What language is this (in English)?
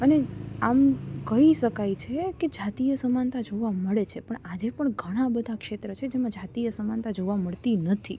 Gujarati